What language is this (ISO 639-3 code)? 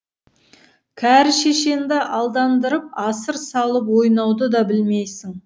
kaz